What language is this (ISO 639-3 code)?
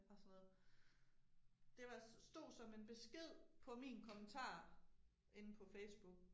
dan